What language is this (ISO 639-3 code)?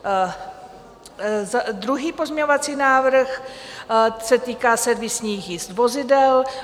ces